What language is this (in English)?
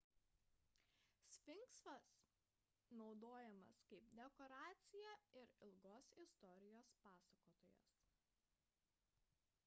Lithuanian